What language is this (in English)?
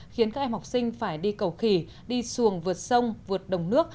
Vietnamese